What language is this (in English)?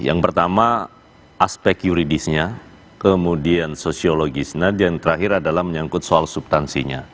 Indonesian